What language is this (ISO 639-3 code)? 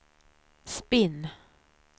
swe